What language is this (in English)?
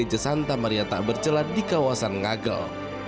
Indonesian